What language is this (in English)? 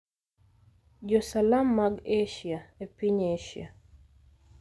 Luo (Kenya and Tanzania)